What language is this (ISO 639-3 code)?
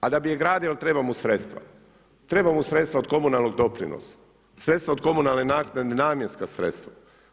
hrv